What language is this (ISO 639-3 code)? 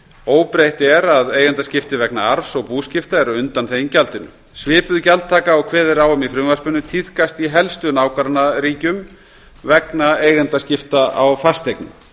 isl